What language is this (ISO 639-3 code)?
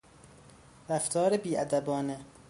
fas